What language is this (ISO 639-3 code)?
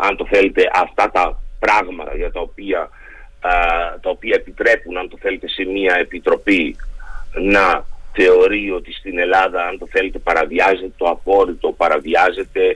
ell